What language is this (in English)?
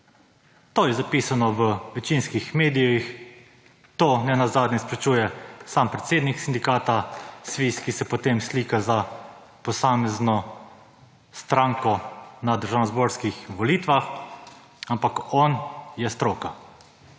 Slovenian